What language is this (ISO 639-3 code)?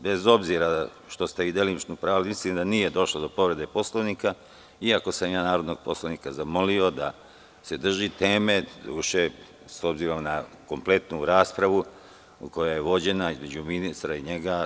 srp